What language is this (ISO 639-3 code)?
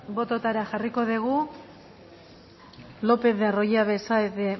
eus